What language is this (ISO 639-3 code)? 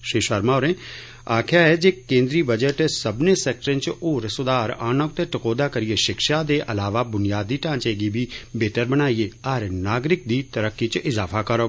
doi